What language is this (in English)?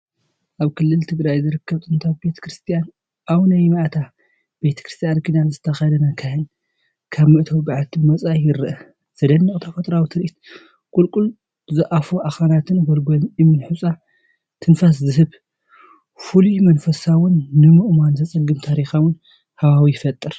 Tigrinya